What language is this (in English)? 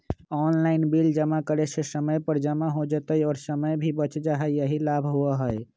Magahi